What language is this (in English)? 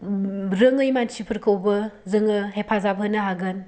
Bodo